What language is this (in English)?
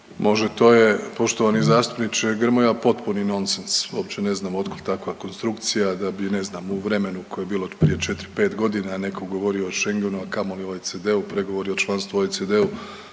Croatian